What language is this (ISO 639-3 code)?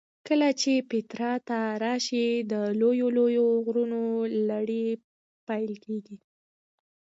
pus